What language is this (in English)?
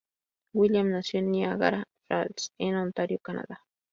Spanish